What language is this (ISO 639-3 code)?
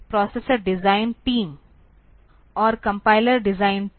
hin